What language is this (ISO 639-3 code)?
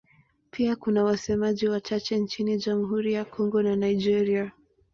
swa